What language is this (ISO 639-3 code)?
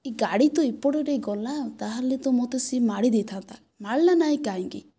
ori